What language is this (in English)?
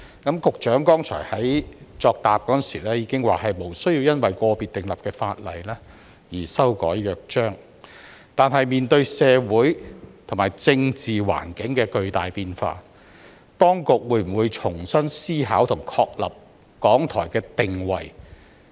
Cantonese